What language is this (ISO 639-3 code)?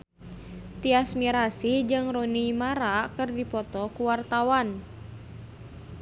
sun